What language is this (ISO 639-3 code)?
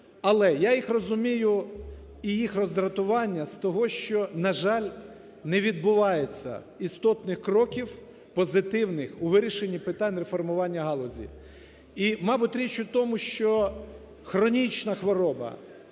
ukr